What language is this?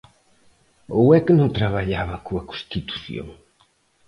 Galician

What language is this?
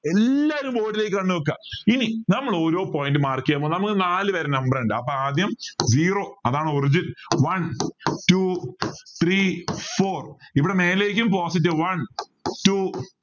Malayalam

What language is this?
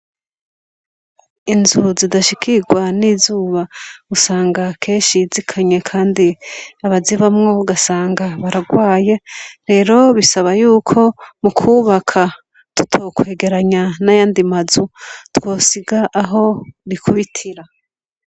Rundi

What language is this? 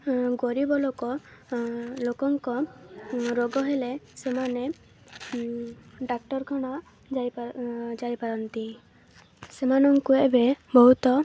Odia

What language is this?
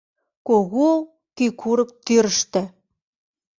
Mari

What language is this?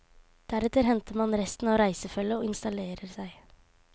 Norwegian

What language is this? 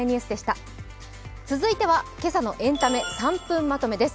Japanese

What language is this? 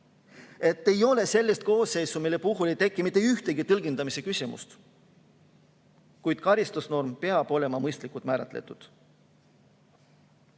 Estonian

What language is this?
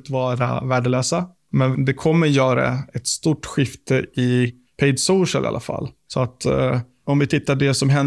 Swedish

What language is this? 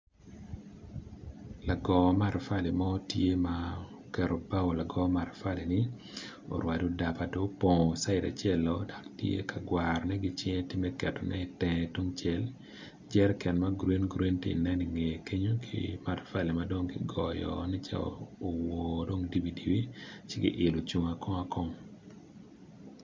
Acoli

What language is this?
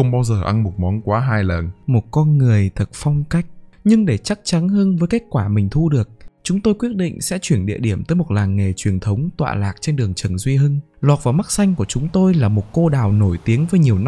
Vietnamese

